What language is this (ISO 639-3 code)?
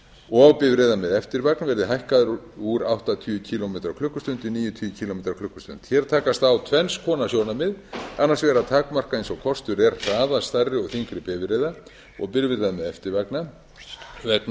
isl